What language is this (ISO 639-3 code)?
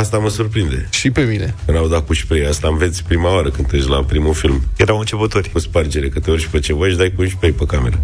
ron